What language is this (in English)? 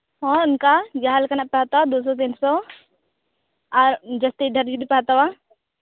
Santali